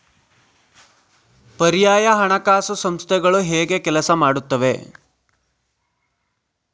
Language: Kannada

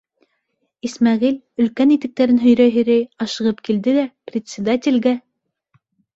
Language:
Bashkir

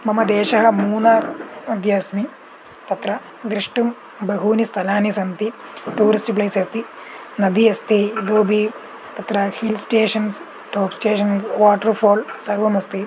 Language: Sanskrit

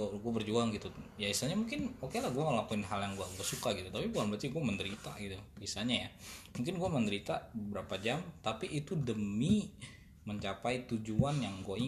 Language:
Indonesian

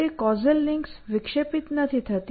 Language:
Gujarati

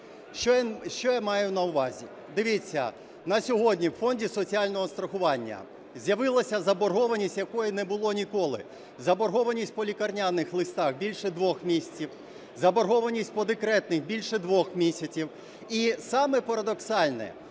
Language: Ukrainian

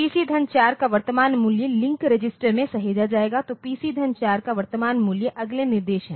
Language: Hindi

